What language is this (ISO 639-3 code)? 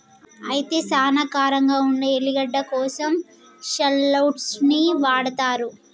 tel